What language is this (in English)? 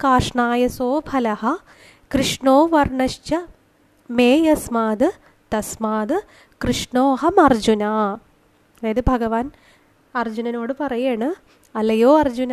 Malayalam